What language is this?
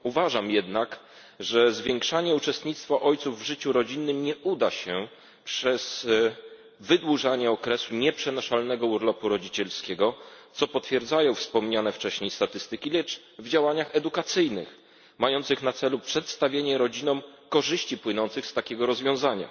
Polish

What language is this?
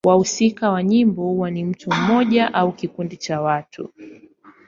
Swahili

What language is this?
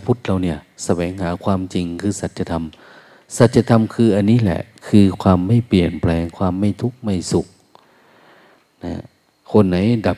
Thai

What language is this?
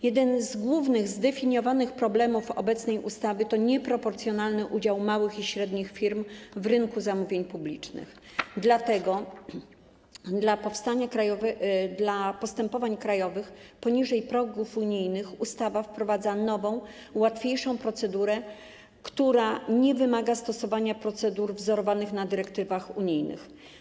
Polish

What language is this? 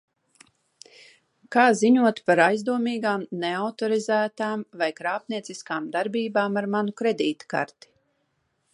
Latvian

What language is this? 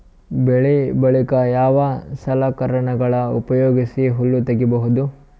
Kannada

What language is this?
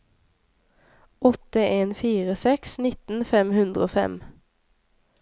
Norwegian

